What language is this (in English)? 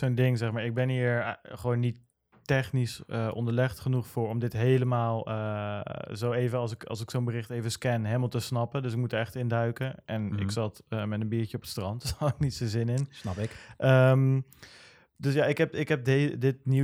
Dutch